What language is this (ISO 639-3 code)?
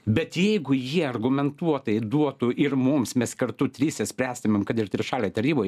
lit